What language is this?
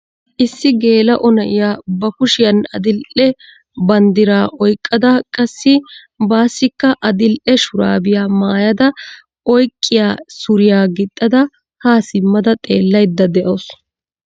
Wolaytta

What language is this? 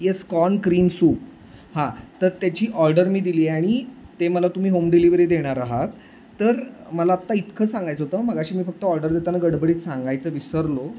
Marathi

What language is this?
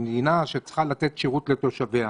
Hebrew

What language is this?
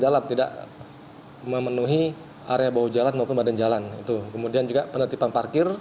Indonesian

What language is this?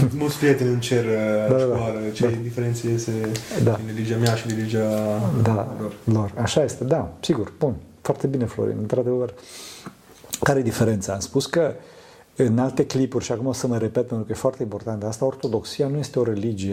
Romanian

